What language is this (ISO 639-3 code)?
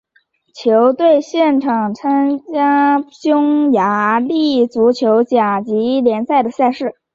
zho